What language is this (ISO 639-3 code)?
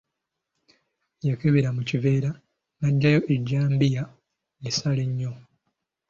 lug